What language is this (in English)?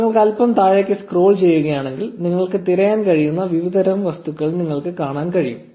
Malayalam